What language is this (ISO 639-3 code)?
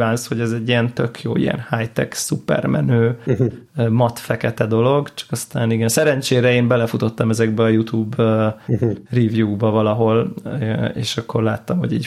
hun